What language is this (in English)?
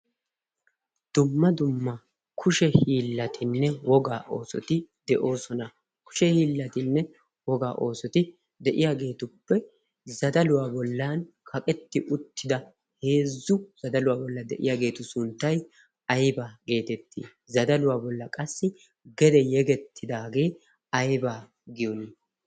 Wolaytta